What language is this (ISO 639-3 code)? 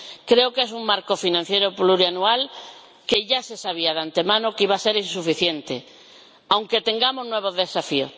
spa